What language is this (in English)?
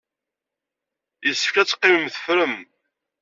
Kabyle